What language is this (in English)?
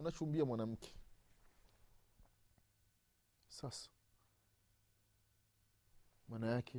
Swahili